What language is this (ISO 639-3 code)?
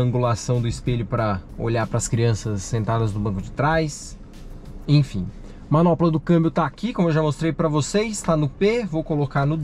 por